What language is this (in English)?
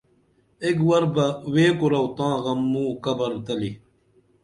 Dameli